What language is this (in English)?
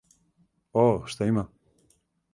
Serbian